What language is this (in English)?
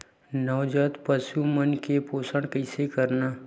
Chhattisgarhi